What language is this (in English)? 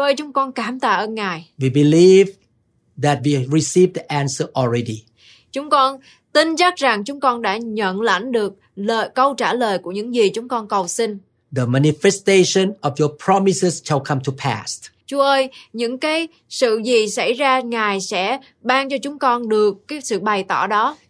Vietnamese